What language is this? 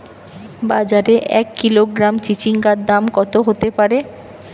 Bangla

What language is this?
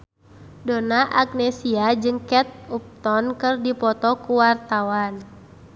Sundanese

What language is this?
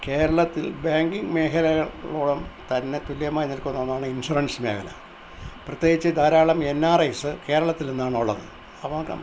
Malayalam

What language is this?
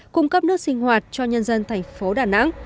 Vietnamese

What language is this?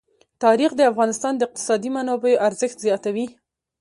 Pashto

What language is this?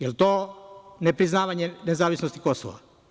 Serbian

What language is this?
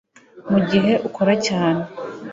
Kinyarwanda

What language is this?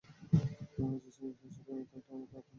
Bangla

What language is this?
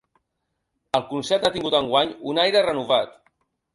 Catalan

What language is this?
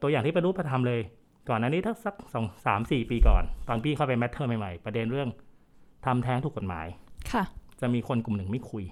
Thai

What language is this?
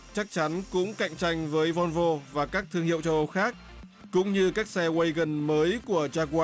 Vietnamese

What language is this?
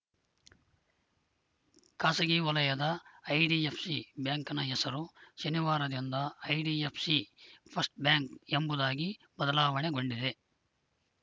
Kannada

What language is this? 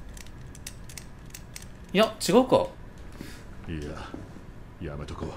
Japanese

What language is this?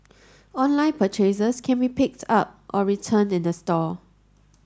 English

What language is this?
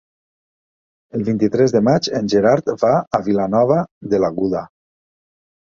Catalan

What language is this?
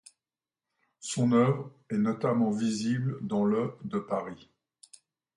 French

